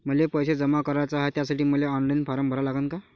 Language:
Marathi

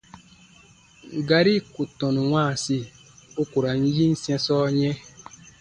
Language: Baatonum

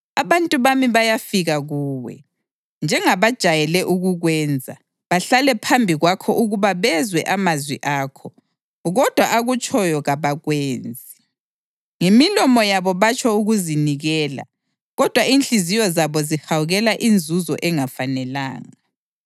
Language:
North Ndebele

